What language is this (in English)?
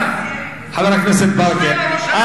Hebrew